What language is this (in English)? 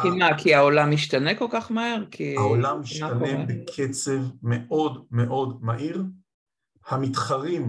Hebrew